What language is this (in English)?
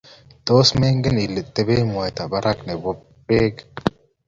Kalenjin